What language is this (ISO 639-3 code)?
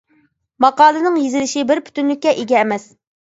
uig